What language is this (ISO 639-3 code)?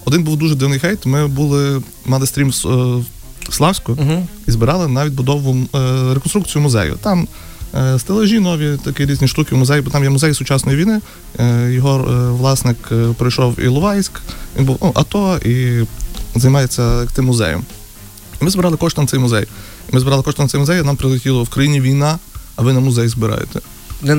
ukr